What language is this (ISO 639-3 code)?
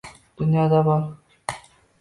uzb